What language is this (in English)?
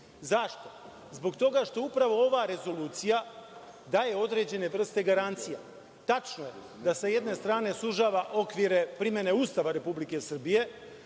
Serbian